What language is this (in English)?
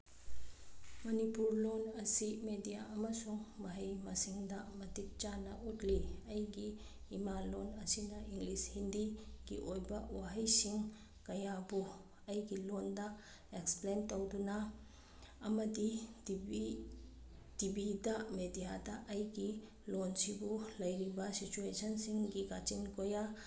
Manipuri